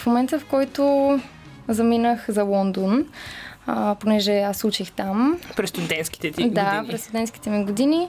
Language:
Bulgarian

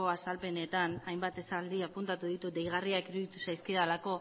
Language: Basque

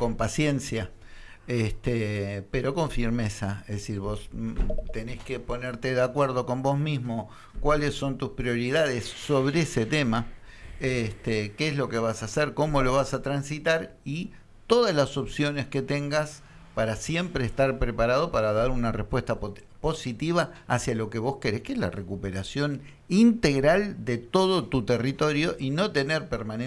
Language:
Spanish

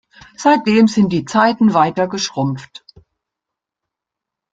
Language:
German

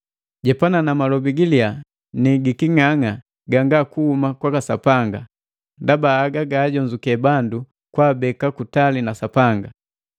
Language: Matengo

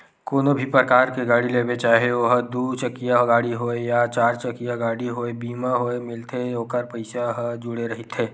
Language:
Chhattisgarhi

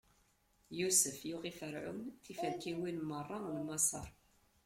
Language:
Kabyle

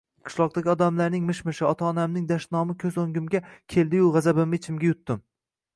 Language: Uzbek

